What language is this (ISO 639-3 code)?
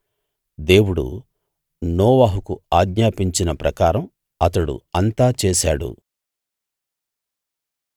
tel